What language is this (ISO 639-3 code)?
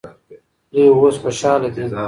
pus